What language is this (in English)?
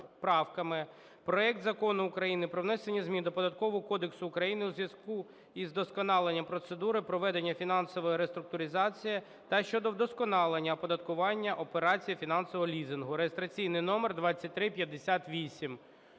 Ukrainian